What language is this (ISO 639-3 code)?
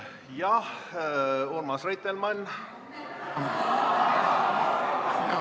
est